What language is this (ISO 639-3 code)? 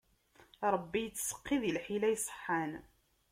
kab